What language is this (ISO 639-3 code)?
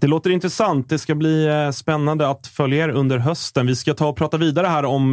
swe